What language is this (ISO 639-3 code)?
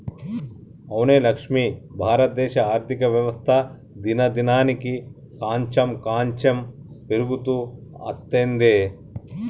tel